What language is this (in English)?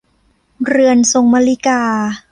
Thai